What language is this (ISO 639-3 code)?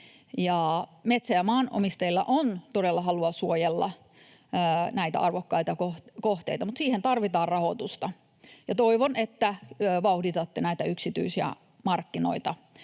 fin